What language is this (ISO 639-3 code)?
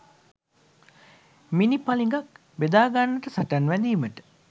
sin